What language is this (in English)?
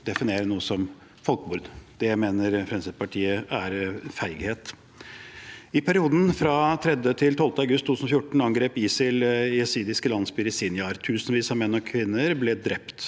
Norwegian